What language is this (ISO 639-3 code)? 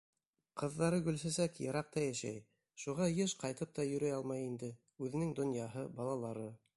bak